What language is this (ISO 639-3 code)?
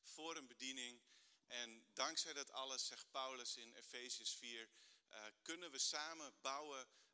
nld